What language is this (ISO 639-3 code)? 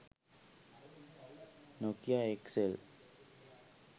sin